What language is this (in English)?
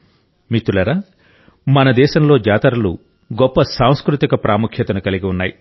Telugu